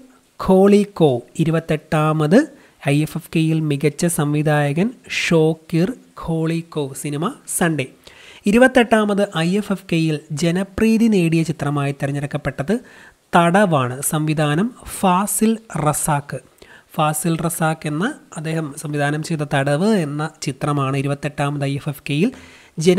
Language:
Malayalam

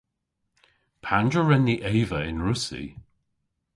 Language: Cornish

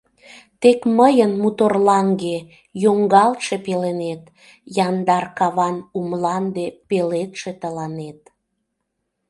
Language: Mari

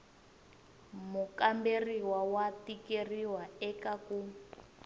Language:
Tsonga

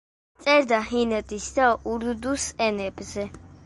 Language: Georgian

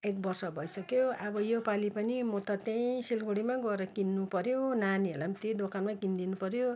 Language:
Nepali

